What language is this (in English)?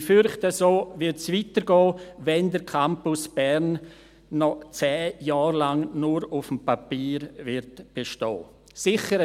Swiss German